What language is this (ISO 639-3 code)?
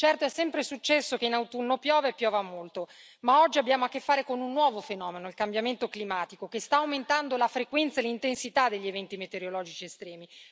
ita